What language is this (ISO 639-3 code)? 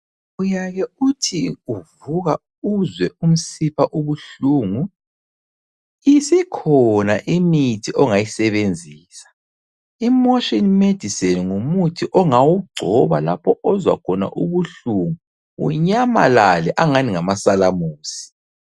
nde